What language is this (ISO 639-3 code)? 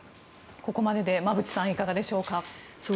jpn